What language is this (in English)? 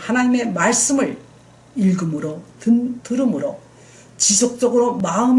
Korean